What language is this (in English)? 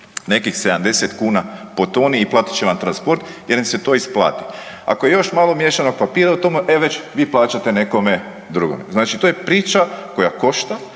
Croatian